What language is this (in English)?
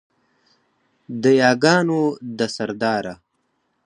Pashto